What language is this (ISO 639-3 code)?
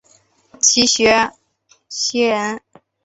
zho